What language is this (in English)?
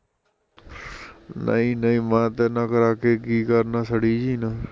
Punjabi